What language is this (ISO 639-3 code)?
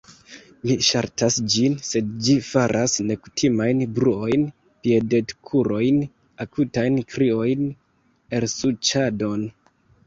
epo